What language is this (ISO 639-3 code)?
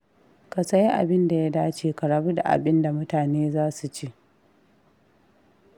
hau